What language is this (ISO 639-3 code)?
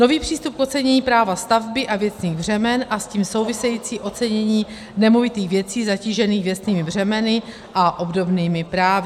ces